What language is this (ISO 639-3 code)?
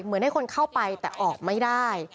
tha